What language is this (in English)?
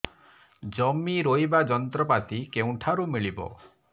Odia